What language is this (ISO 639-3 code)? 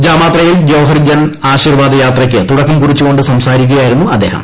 mal